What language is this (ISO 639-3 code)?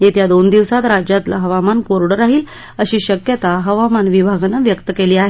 mar